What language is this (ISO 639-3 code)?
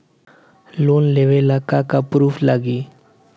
bho